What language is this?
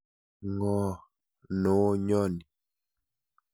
Kalenjin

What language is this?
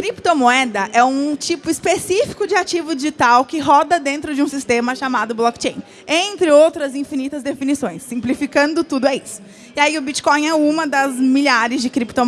Portuguese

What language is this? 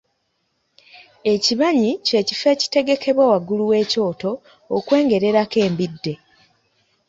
Ganda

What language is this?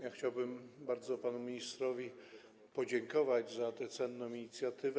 Polish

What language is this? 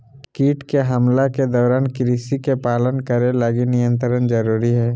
Magahi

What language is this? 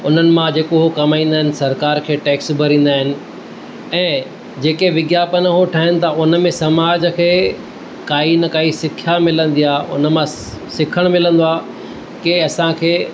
Sindhi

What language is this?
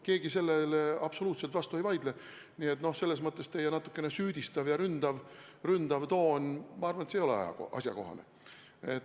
Estonian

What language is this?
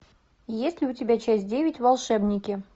Russian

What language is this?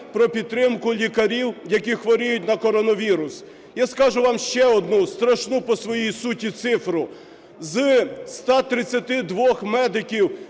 Ukrainian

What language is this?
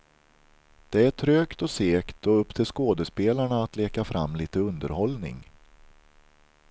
Swedish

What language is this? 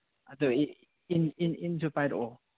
Manipuri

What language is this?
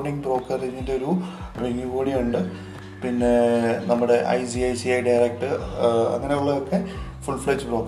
Malayalam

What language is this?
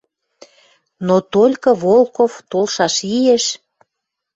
Western Mari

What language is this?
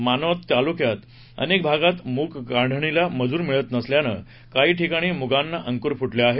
Marathi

